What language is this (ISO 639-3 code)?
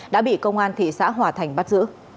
vie